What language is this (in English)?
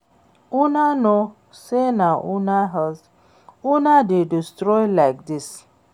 Nigerian Pidgin